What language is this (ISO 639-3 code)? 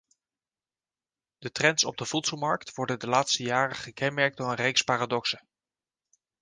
nld